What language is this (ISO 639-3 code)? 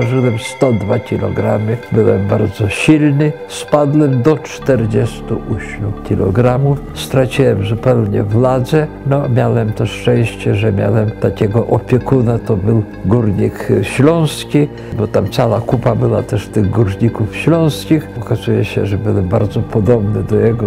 pol